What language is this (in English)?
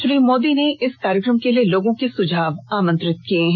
Hindi